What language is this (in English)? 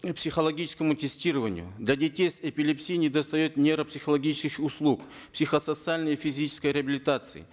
Kazakh